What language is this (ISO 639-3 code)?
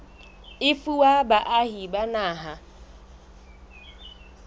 sot